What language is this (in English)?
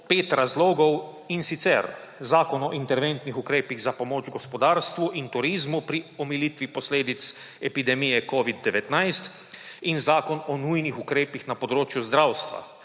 Slovenian